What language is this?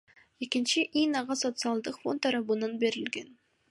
Kyrgyz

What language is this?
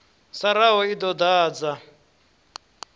Venda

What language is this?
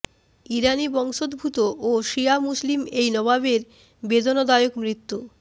Bangla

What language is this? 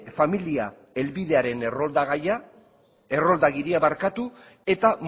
Basque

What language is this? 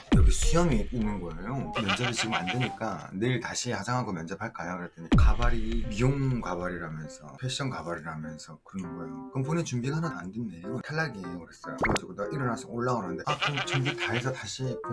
Korean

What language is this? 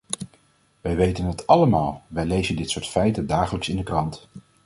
Dutch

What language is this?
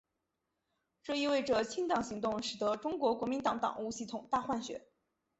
Chinese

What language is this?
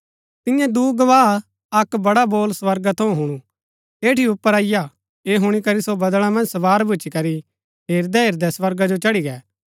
Gaddi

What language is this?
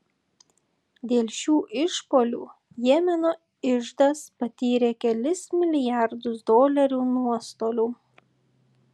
Lithuanian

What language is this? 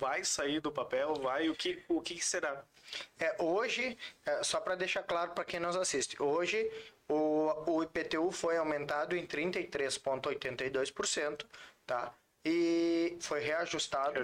Portuguese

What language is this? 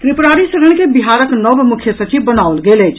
Maithili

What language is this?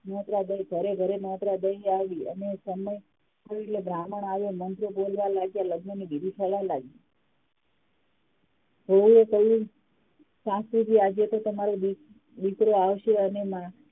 Gujarati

